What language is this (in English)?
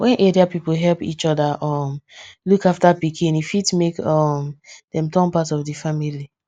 Nigerian Pidgin